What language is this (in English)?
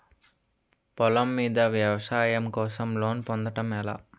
Telugu